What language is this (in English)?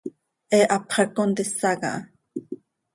Seri